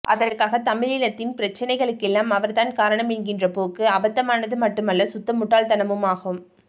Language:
Tamil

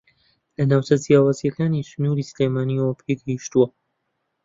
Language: Central Kurdish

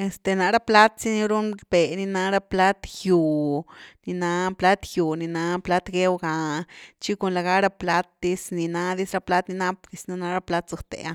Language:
Güilá Zapotec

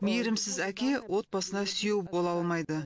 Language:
Kazakh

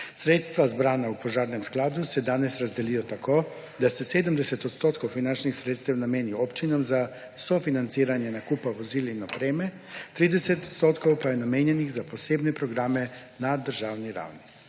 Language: Slovenian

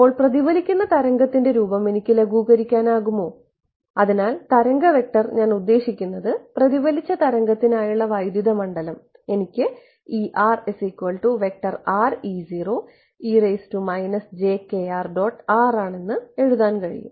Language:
Malayalam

